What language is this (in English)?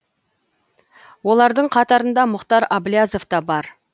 Kazakh